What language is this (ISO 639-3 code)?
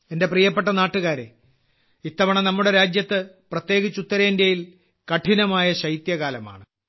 mal